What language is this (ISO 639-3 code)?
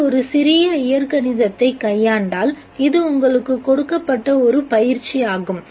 tam